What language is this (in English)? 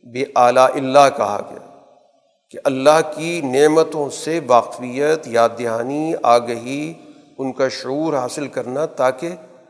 Urdu